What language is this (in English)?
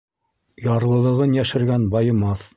Bashkir